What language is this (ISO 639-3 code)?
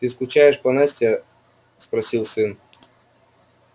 rus